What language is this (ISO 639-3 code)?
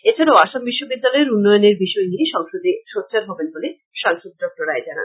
ben